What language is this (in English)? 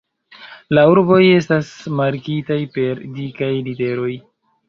Esperanto